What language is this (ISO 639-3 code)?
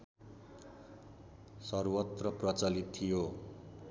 nep